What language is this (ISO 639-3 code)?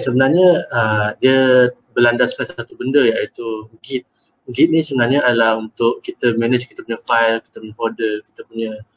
msa